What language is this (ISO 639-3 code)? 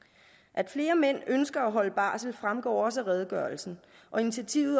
dan